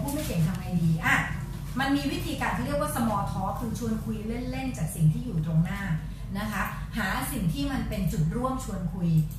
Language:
Thai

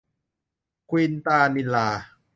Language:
Thai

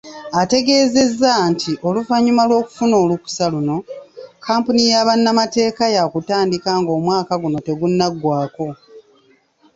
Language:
Ganda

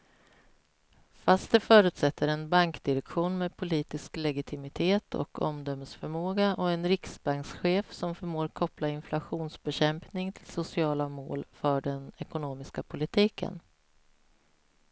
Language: Swedish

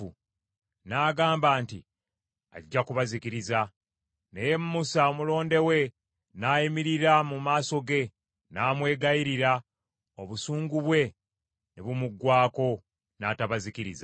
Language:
Ganda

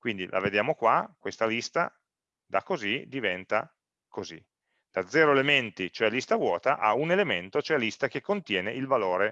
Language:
Italian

